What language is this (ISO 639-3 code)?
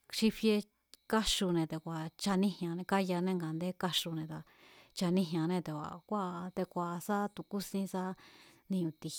vmz